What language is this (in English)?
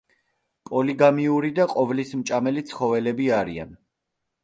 Georgian